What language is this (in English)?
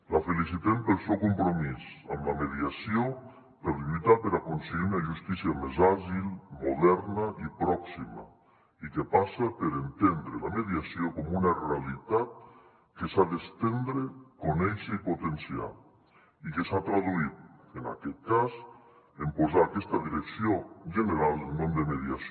Catalan